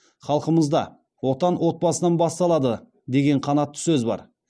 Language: Kazakh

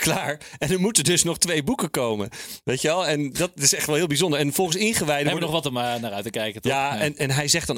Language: Dutch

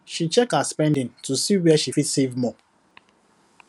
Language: Nigerian Pidgin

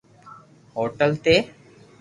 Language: Loarki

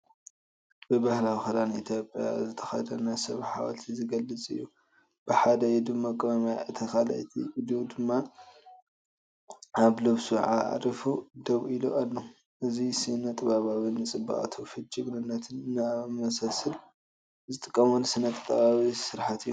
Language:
Tigrinya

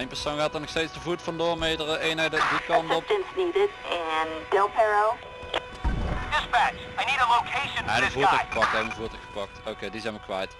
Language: Dutch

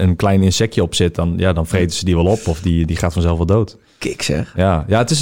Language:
Dutch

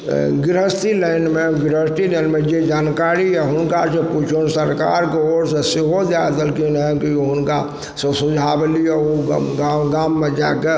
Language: Maithili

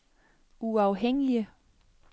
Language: Danish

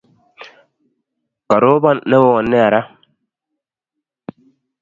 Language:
Kalenjin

